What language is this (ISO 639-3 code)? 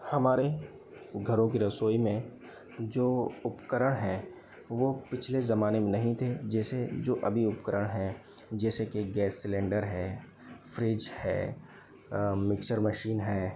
hin